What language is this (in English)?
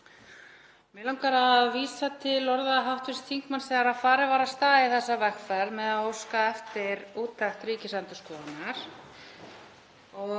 Icelandic